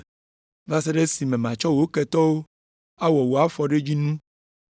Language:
Ewe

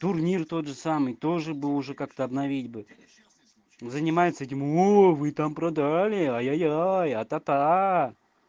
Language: Russian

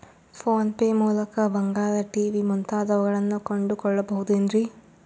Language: Kannada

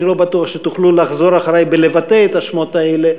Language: Hebrew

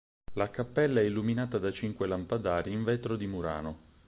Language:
Italian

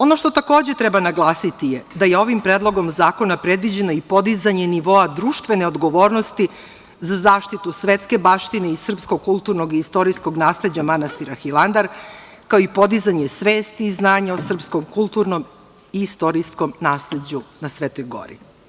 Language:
Serbian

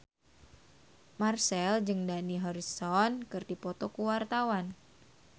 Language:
Sundanese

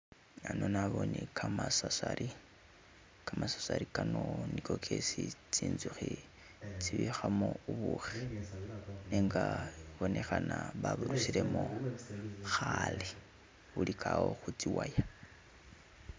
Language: Masaaba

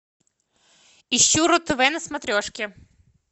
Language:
Russian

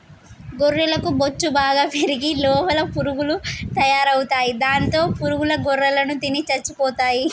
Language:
Telugu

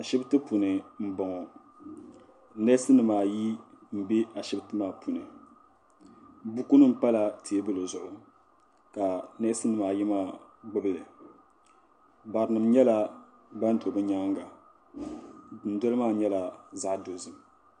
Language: Dagbani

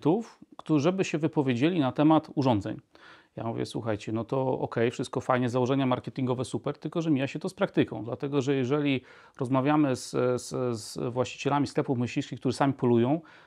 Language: Polish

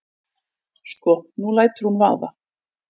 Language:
Icelandic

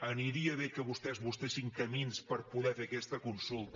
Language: Catalan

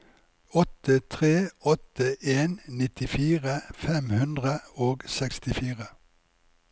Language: Norwegian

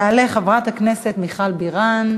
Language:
Hebrew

